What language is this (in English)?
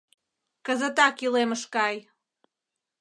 Mari